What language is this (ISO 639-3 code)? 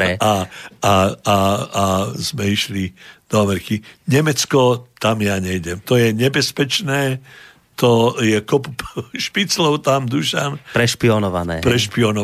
slk